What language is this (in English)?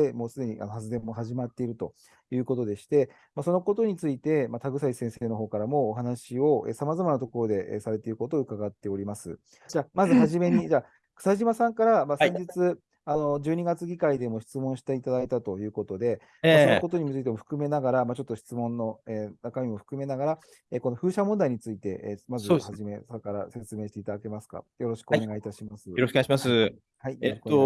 Japanese